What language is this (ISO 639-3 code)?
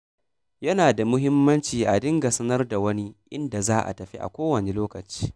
hau